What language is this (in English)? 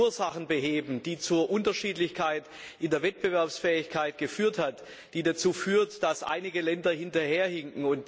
German